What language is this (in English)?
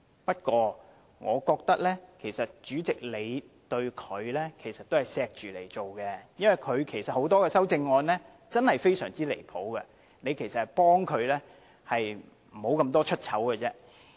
Cantonese